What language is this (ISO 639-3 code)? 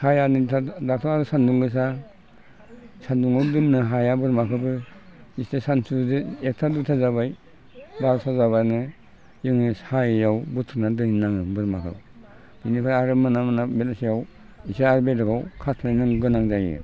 brx